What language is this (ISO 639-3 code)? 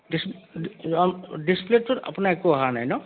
asm